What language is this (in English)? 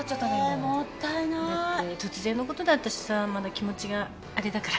Japanese